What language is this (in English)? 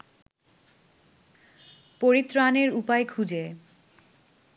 Bangla